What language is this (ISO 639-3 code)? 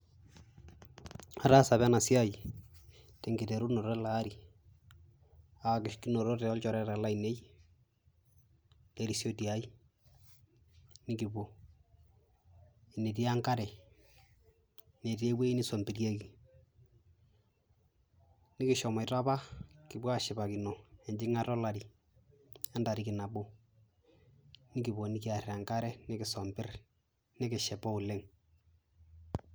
mas